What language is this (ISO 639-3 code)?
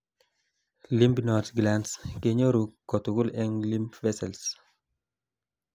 kln